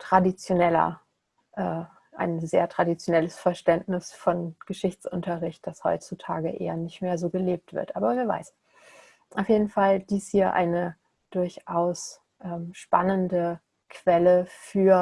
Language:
German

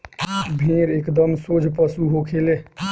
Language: Bhojpuri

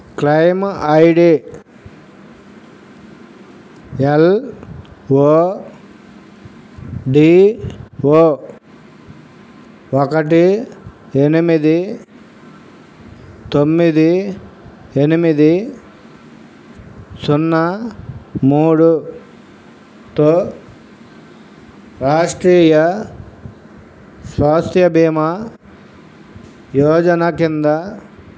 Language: Telugu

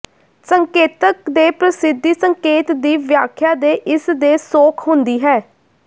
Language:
Punjabi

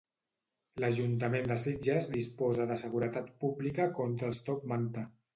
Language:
Catalan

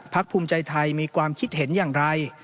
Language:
Thai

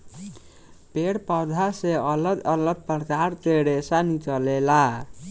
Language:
Bhojpuri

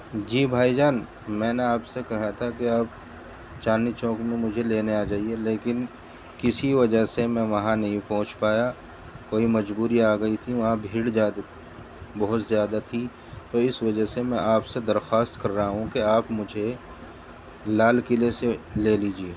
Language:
Urdu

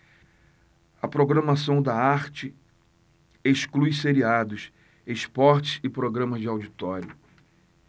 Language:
Portuguese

